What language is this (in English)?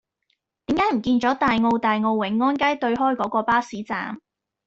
Cantonese